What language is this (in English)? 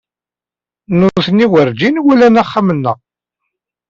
Kabyle